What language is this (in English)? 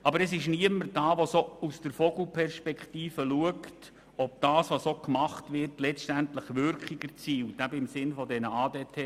Swiss German